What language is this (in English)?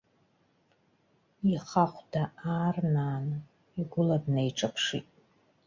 Abkhazian